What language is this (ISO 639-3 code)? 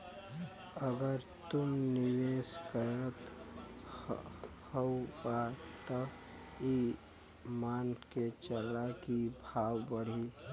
bho